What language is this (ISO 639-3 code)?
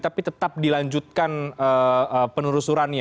ind